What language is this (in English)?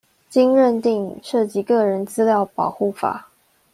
Chinese